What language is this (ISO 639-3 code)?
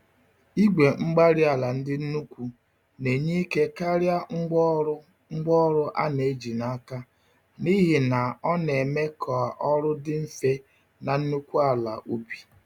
ibo